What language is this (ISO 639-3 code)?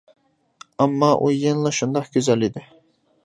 uig